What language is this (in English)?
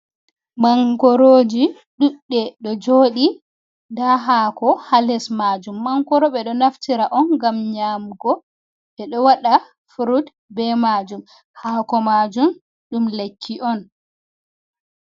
Fula